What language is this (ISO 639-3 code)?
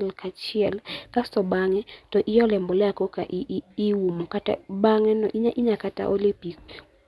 luo